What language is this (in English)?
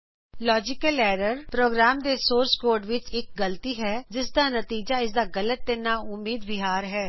Punjabi